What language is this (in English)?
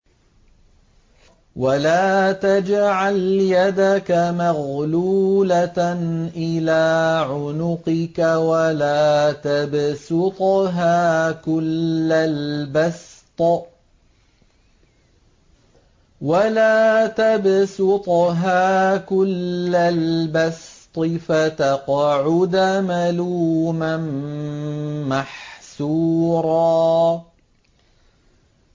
Arabic